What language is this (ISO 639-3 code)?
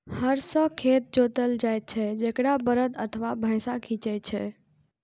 mai